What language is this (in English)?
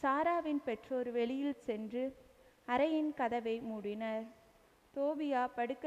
Hindi